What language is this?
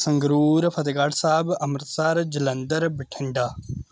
Punjabi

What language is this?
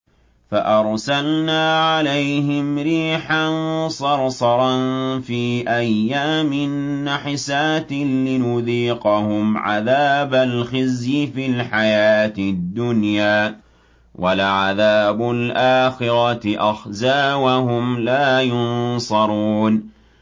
Arabic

